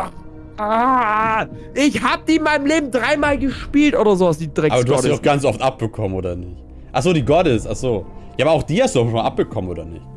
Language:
German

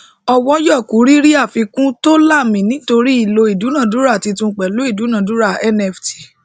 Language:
Yoruba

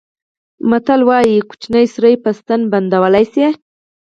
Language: Pashto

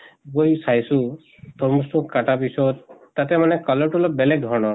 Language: Assamese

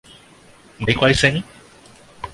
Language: Cantonese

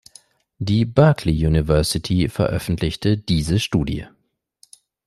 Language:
German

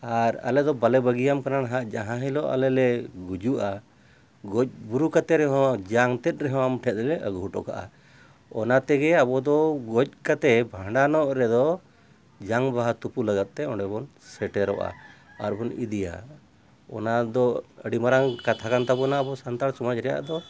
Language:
Santali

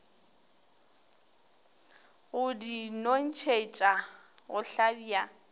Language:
Northern Sotho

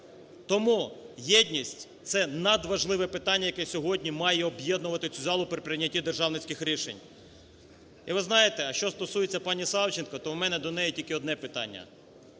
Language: Ukrainian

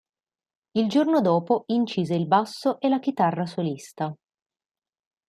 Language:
Italian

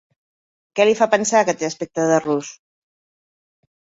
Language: Catalan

